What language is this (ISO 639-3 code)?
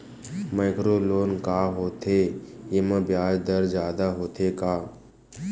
hne